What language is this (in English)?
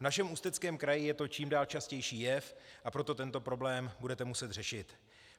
Czech